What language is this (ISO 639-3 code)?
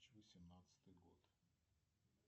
rus